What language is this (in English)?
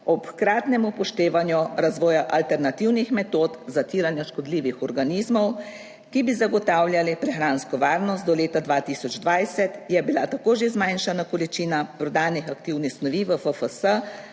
Slovenian